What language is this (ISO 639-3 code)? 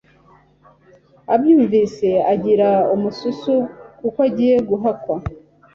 kin